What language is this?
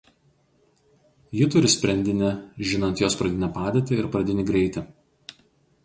Lithuanian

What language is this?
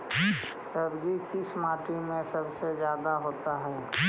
Magahi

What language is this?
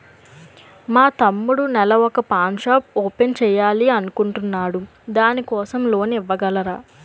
Telugu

